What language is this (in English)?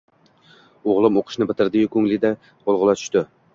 Uzbek